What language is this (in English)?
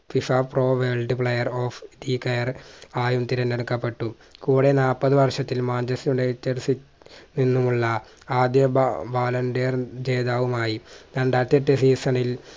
Malayalam